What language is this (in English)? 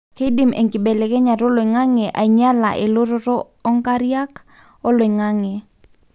Masai